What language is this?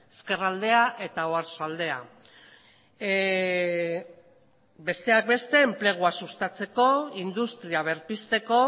Basque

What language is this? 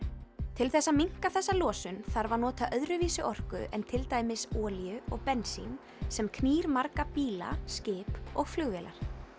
Icelandic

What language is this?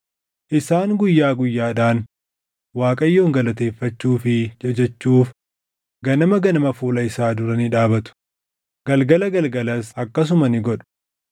Oromo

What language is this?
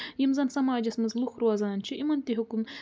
Kashmiri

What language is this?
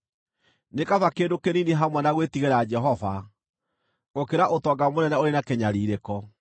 Kikuyu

